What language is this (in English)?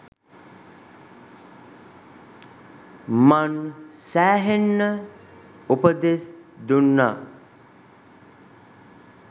Sinhala